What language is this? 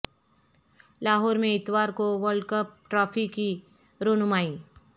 Urdu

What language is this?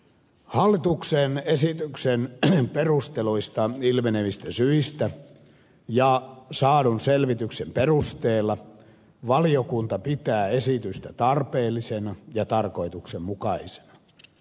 Finnish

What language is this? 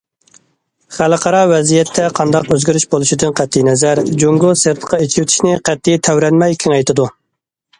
Uyghur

